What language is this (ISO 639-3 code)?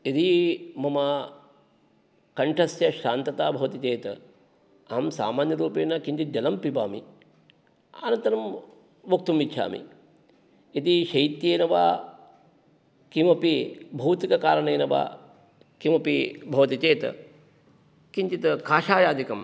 san